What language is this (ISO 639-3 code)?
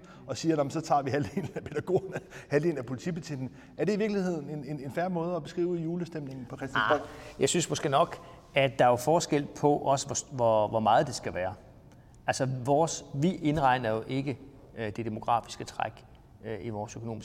dan